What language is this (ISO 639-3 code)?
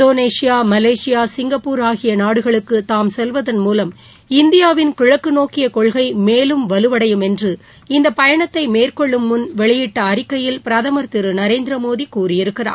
tam